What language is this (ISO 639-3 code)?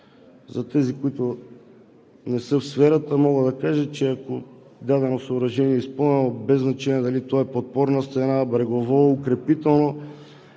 bul